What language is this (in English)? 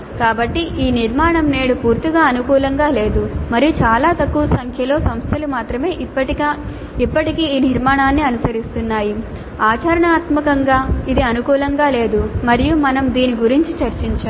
Telugu